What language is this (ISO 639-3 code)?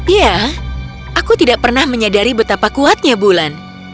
ind